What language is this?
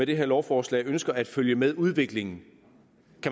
Danish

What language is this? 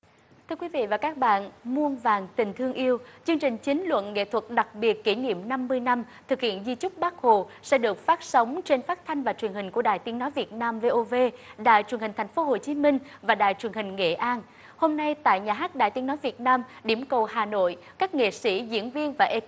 Vietnamese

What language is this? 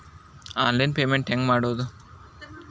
Kannada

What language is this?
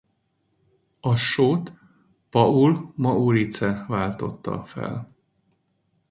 Hungarian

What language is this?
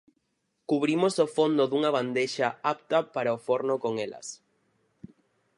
Galician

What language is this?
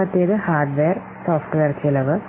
Malayalam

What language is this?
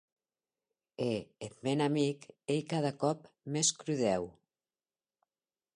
Occitan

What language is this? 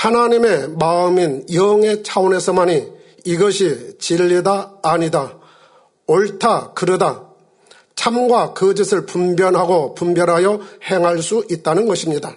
Korean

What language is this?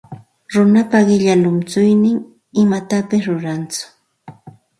Santa Ana de Tusi Pasco Quechua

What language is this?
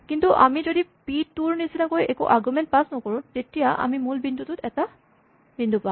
Assamese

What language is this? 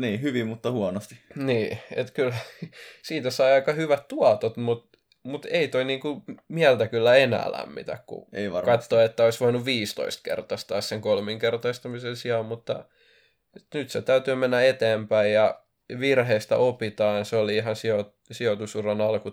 Finnish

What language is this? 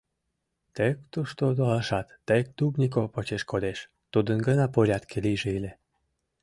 Mari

